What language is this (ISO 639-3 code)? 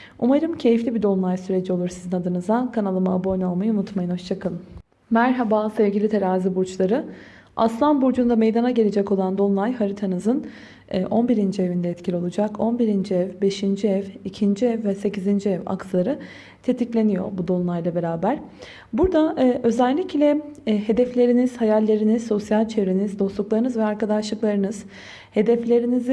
tur